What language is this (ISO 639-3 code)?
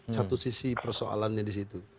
ind